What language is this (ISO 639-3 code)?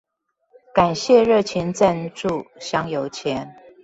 zho